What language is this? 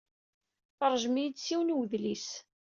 Kabyle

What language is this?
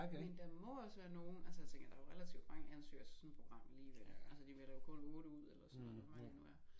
Danish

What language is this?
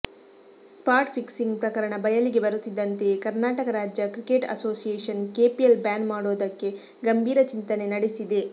Kannada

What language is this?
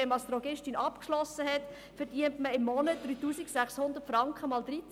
Swiss German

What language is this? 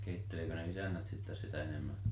Finnish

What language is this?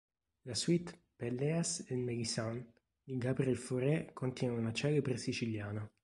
Italian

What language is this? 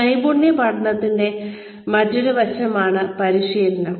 Malayalam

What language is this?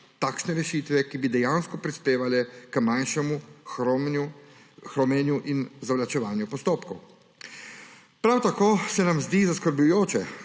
Slovenian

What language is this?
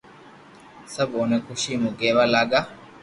Loarki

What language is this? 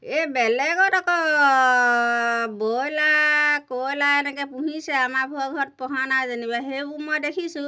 Assamese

